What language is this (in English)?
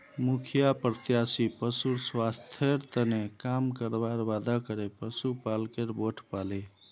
Magahi